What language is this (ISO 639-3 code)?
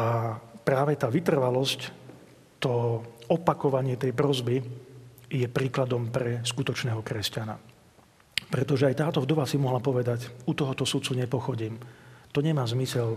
slk